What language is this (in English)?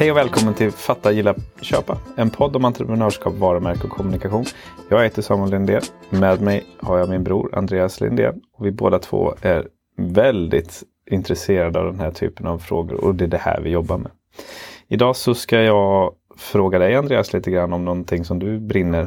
Swedish